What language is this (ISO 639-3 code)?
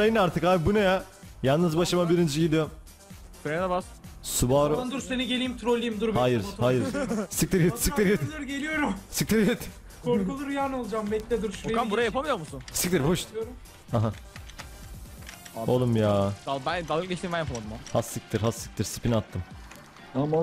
tur